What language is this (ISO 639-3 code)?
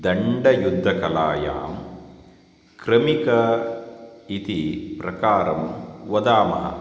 san